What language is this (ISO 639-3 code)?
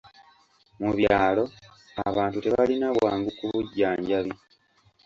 lug